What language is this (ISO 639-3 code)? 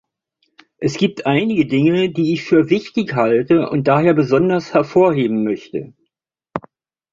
deu